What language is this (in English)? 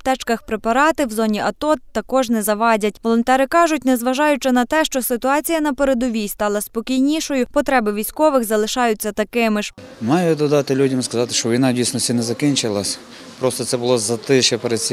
Ukrainian